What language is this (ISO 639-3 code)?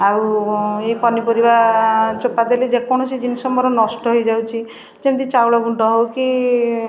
ori